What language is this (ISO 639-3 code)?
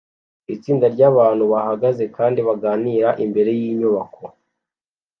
kin